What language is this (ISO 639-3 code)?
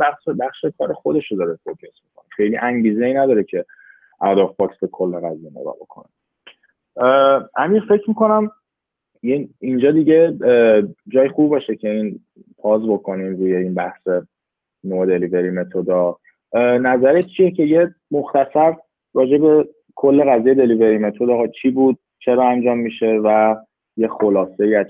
fas